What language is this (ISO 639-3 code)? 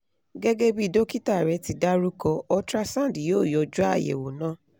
yor